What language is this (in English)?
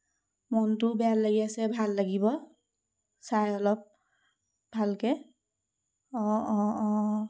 Assamese